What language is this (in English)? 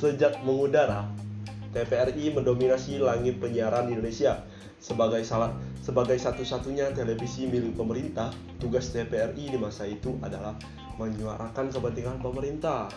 Indonesian